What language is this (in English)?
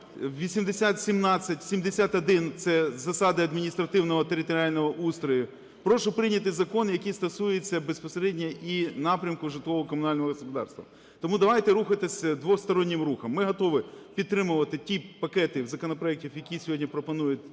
Ukrainian